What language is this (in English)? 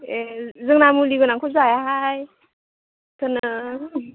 Bodo